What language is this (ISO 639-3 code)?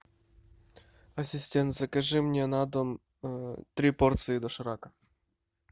rus